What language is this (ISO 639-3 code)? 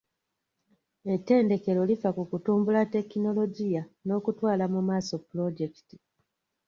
lug